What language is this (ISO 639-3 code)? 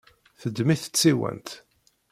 kab